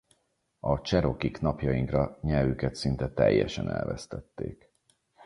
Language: Hungarian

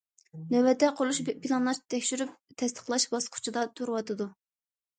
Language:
Uyghur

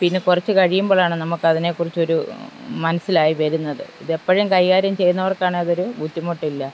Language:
Malayalam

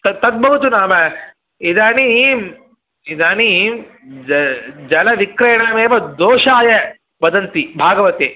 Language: Sanskrit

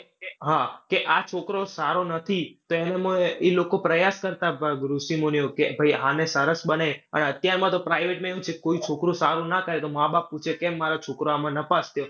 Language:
Gujarati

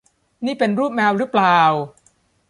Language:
Thai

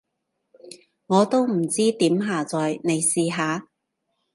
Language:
Cantonese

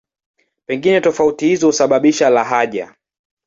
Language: Swahili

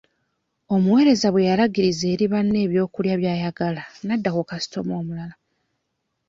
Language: Ganda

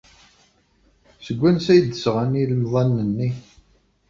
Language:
Kabyle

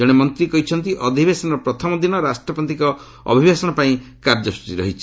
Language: Odia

